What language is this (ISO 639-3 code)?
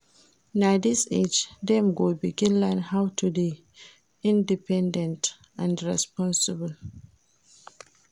pcm